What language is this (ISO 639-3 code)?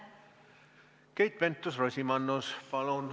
est